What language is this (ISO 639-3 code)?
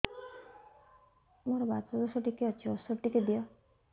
ori